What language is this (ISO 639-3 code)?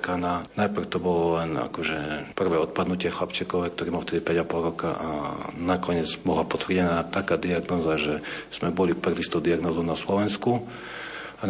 slk